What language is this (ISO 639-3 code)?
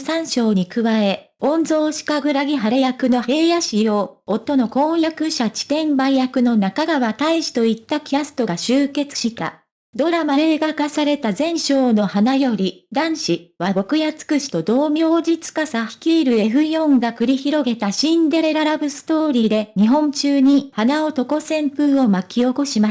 jpn